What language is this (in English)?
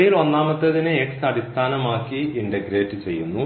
Malayalam